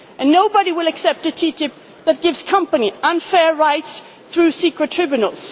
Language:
English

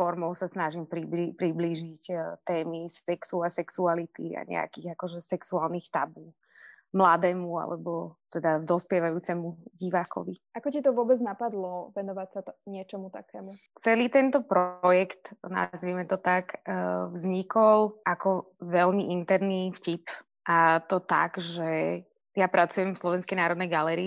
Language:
Slovak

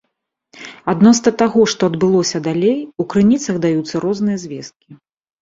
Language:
Belarusian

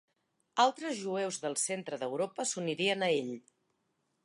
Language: Catalan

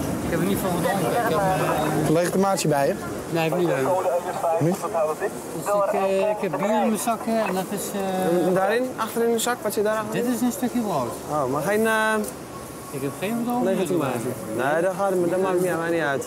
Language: Dutch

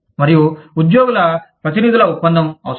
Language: Telugu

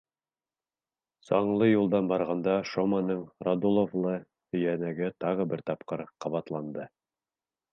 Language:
Bashkir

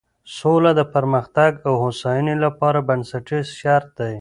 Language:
Pashto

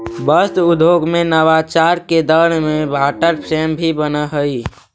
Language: Magahi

